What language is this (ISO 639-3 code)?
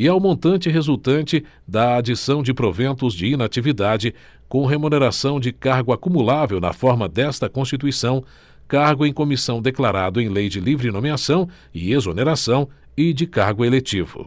por